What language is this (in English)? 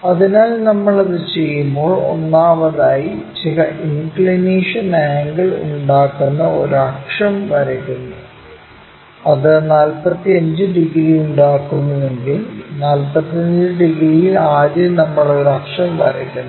Malayalam